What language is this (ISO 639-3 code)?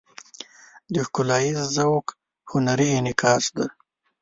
pus